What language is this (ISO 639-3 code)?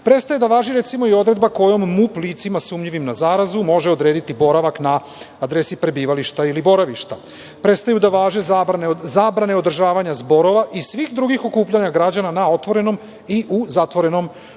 srp